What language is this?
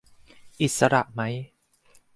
Thai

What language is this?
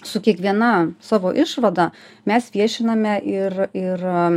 Lithuanian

